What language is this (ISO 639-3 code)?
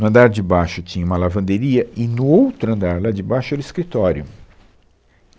por